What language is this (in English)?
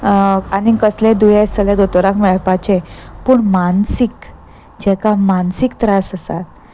Konkani